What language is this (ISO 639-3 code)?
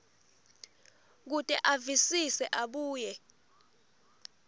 ssw